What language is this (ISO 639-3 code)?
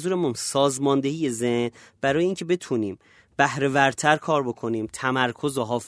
fas